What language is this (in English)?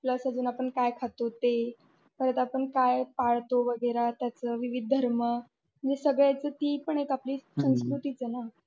Marathi